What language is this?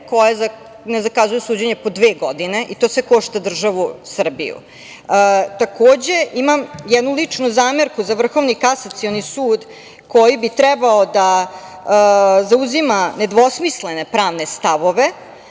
Serbian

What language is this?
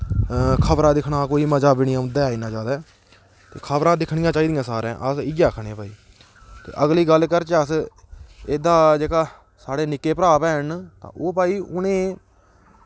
Dogri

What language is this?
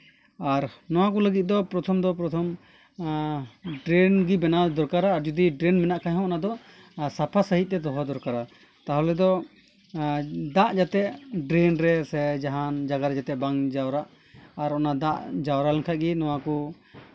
Santali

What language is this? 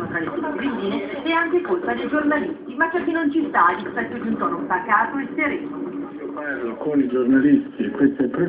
Italian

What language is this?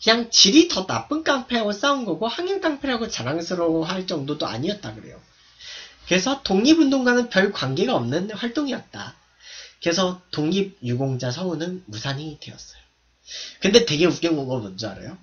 Korean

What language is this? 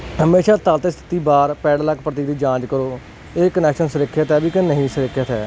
Punjabi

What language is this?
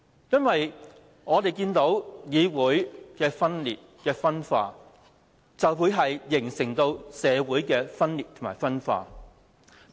Cantonese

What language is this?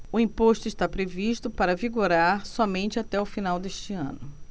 Portuguese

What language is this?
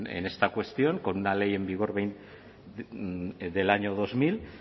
Spanish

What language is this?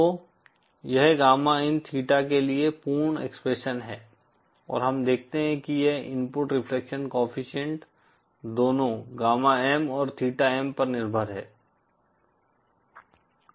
Hindi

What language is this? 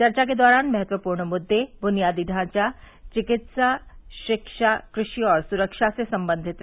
Hindi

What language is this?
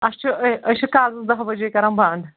Kashmiri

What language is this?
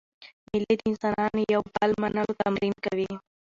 Pashto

